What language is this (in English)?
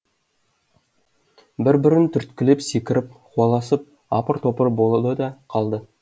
Kazakh